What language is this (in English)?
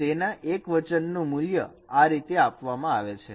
Gujarati